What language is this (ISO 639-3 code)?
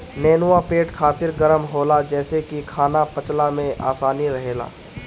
bho